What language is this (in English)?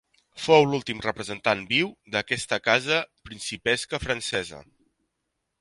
Catalan